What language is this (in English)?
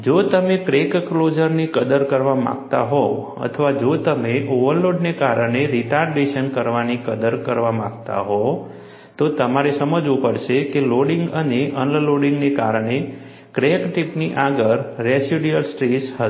Gujarati